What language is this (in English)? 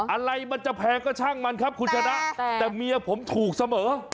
Thai